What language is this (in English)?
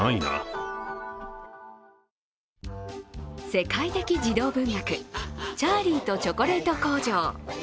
Japanese